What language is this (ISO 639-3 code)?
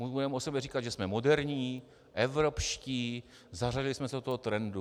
ces